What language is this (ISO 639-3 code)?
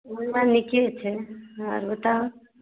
mai